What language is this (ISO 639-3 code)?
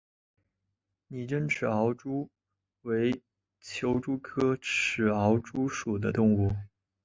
zho